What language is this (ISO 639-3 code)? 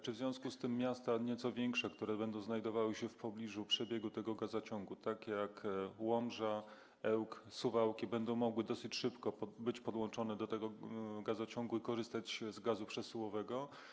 pol